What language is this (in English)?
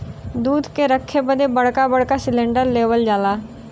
Bhojpuri